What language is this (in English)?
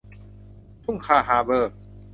Thai